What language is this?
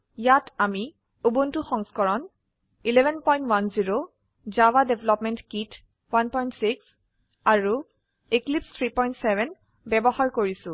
Assamese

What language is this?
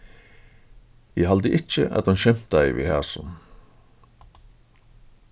Faroese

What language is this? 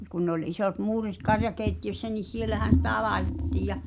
Finnish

